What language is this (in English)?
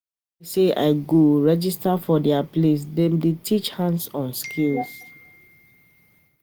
Nigerian Pidgin